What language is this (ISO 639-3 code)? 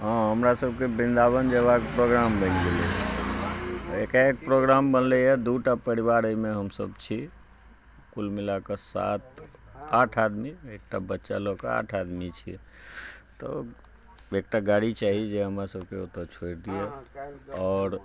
mai